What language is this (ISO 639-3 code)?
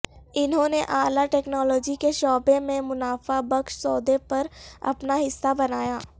urd